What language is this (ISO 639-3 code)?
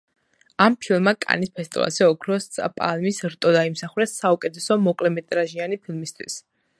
kat